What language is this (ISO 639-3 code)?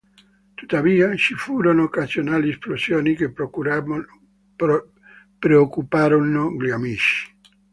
ita